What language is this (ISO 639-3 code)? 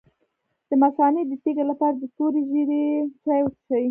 pus